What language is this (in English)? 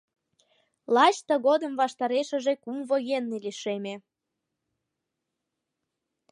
Mari